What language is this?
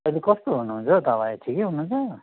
Nepali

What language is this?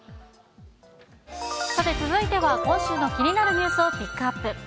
Japanese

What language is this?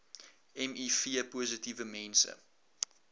Afrikaans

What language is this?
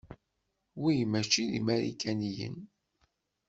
Kabyle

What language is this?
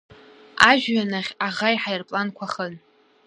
Abkhazian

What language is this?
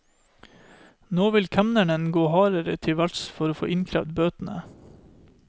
Norwegian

